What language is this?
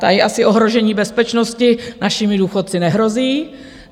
Czech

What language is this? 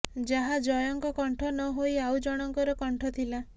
Odia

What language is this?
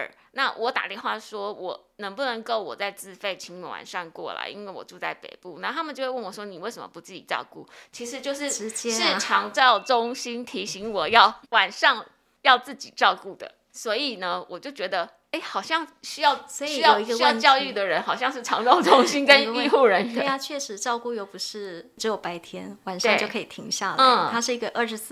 Chinese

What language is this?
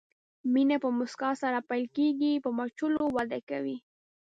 Pashto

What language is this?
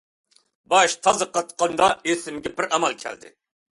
Uyghur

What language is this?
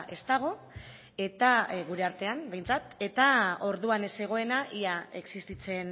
Basque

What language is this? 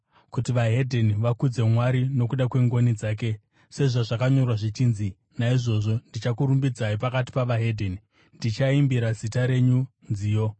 Shona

